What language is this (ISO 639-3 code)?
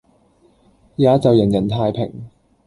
yue